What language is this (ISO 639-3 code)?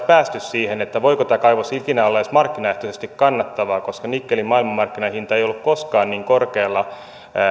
fin